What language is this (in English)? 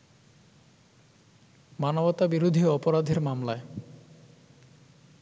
Bangla